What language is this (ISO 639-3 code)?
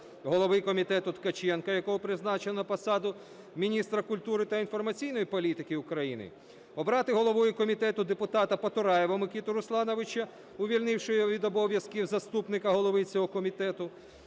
ukr